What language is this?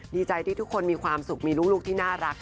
Thai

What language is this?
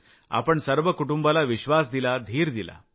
Marathi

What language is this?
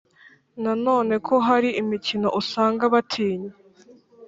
Kinyarwanda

